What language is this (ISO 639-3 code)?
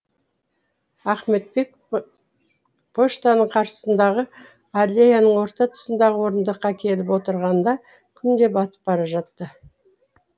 kaz